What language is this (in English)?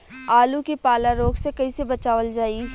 Bhojpuri